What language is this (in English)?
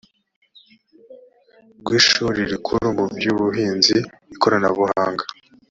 Kinyarwanda